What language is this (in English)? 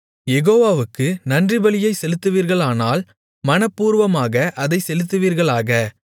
Tamil